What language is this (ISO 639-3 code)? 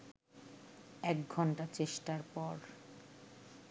ben